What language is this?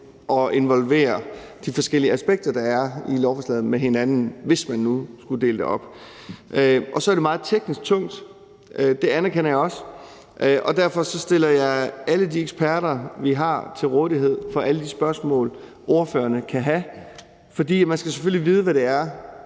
Danish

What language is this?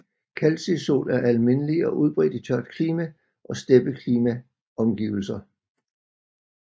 Danish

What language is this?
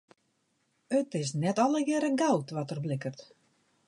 Western Frisian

